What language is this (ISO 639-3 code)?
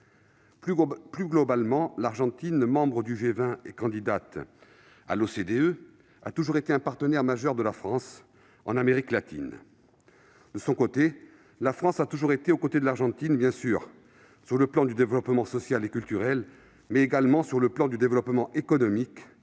fra